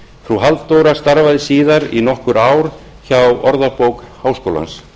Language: Icelandic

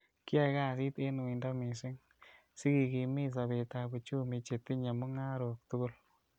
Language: Kalenjin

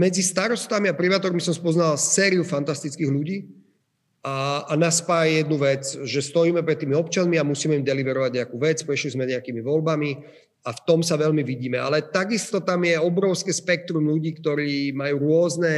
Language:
Slovak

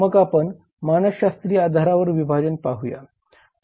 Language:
Marathi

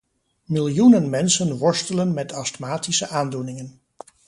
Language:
Dutch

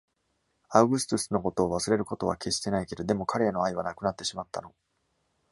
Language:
Japanese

